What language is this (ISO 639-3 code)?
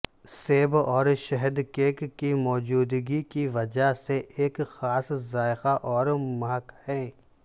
urd